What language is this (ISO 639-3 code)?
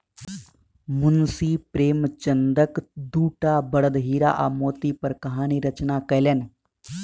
mai